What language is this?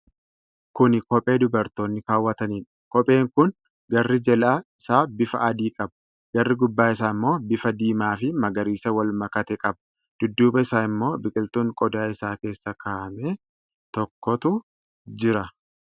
Oromo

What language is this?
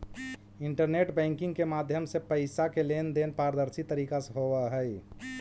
Magahi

